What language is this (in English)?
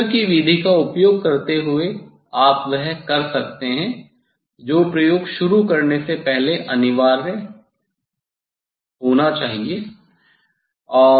Hindi